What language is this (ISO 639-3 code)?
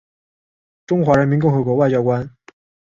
zho